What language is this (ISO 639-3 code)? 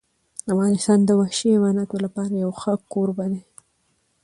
pus